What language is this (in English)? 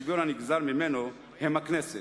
Hebrew